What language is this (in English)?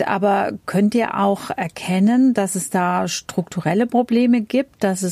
German